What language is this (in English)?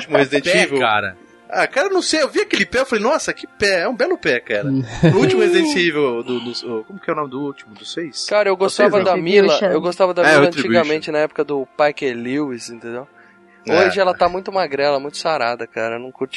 Portuguese